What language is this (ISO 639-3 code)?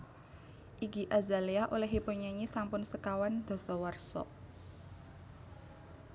jav